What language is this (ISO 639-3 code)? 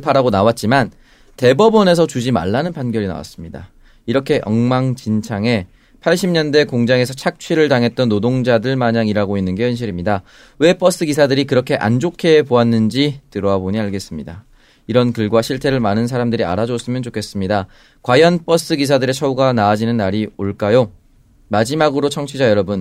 kor